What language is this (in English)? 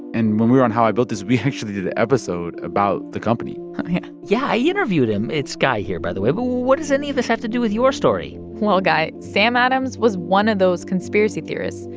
English